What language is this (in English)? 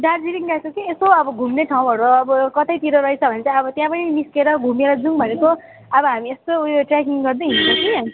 Nepali